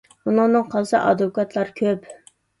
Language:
Uyghur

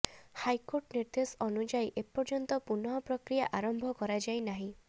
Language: Odia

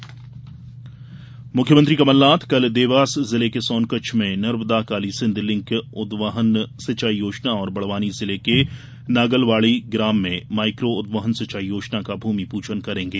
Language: Hindi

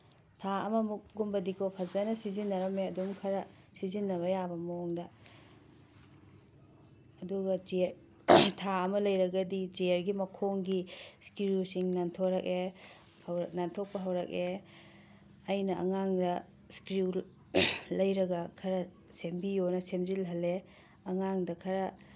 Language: Manipuri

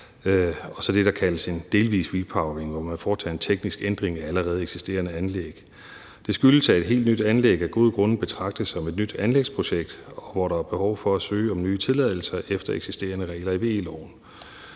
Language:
Danish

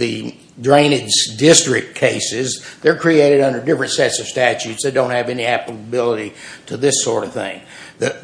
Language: English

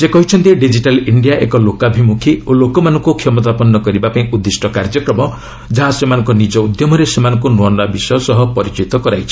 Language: Odia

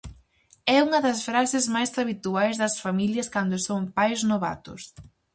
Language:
Galician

